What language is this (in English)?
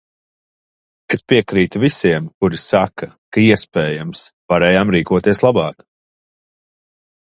Latvian